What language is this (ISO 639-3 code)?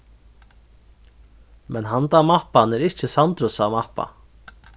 fao